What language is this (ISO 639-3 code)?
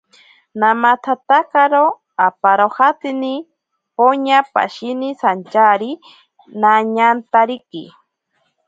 prq